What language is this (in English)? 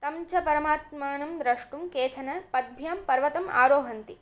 Sanskrit